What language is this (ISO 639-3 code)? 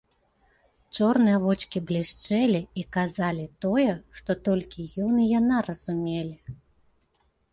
bel